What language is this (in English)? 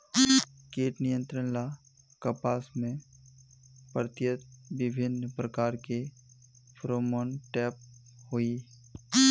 Magahi